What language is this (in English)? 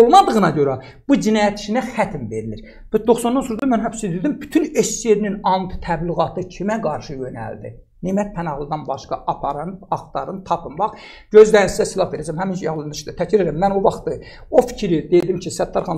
Russian